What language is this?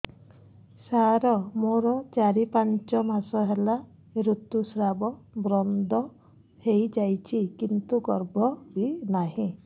Odia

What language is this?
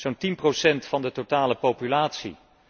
Dutch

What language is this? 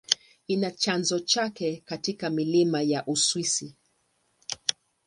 Swahili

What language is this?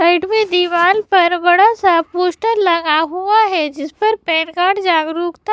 Hindi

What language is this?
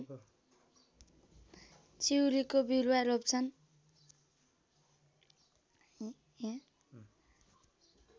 Nepali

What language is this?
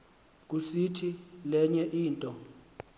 Xhosa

